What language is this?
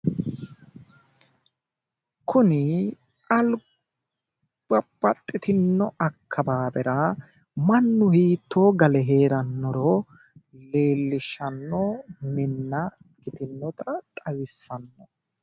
Sidamo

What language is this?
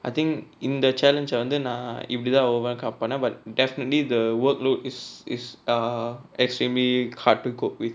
English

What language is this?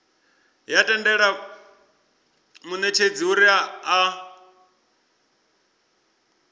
Venda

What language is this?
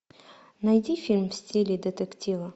Russian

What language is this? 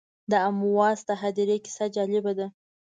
Pashto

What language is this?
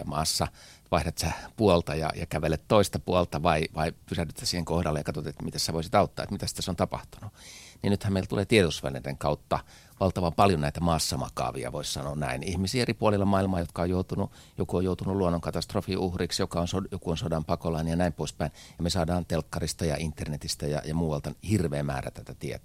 Finnish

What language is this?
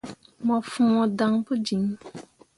Mundang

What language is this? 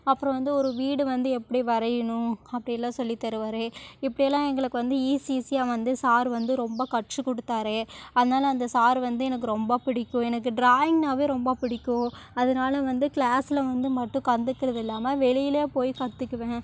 Tamil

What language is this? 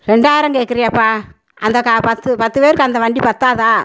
Tamil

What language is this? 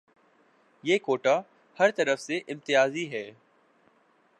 Urdu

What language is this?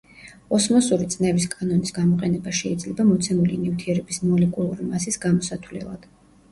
Georgian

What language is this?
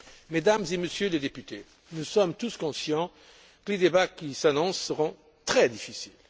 French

